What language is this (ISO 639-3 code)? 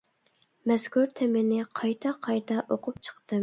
uig